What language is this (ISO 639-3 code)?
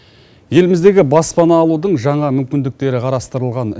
kaz